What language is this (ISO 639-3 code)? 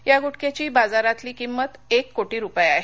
mar